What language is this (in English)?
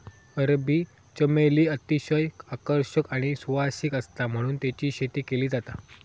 Marathi